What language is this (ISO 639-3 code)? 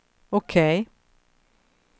swe